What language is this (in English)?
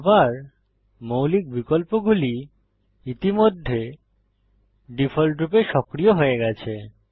Bangla